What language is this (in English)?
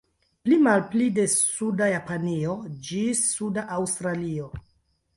Esperanto